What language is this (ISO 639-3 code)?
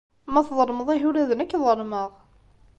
kab